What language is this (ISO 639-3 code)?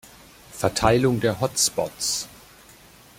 deu